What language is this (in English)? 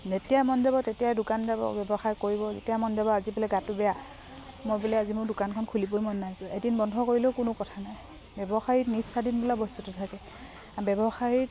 Assamese